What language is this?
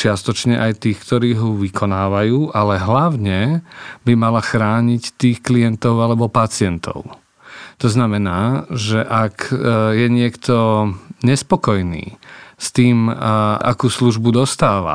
Slovak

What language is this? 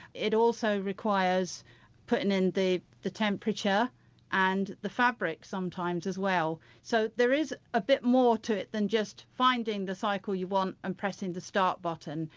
English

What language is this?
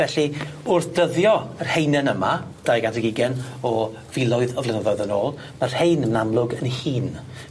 Welsh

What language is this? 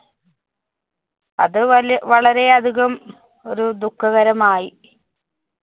Malayalam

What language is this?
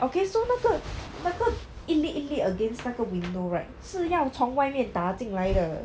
English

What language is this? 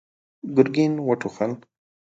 Pashto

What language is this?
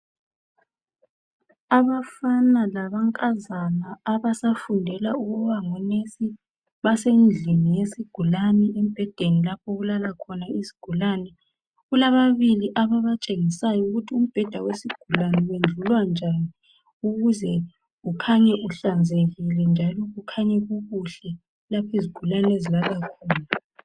North Ndebele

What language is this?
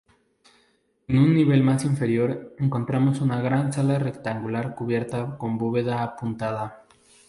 Spanish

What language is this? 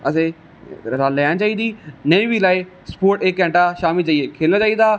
Dogri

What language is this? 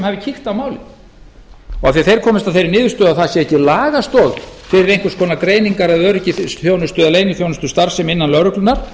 Icelandic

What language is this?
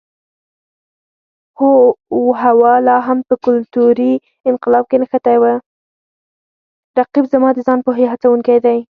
Pashto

